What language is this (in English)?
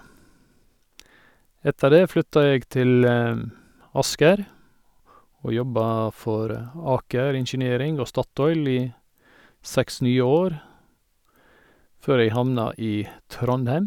Norwegian